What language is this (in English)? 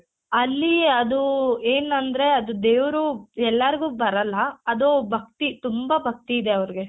Kannada